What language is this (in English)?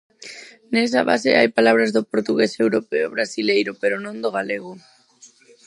Galician